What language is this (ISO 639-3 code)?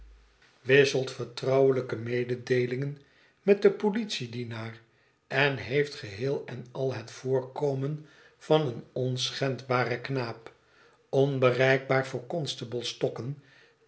nld